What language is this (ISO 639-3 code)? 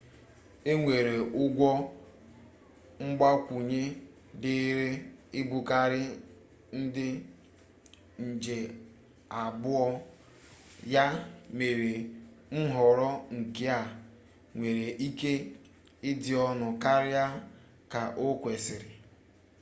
ibo